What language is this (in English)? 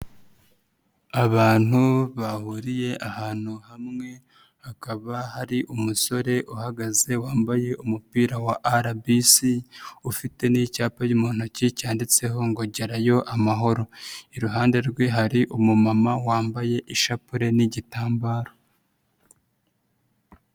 Kinyarwanda